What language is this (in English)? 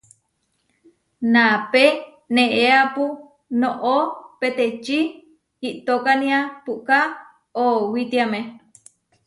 Huarijio